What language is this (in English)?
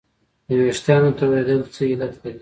Pashto